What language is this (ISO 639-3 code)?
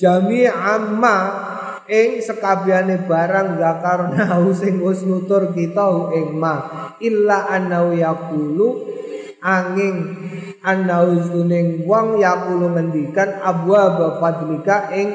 ind